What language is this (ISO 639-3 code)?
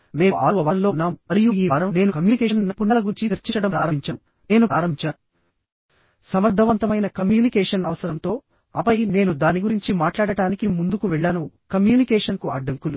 tel